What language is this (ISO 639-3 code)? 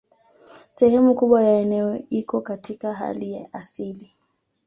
swa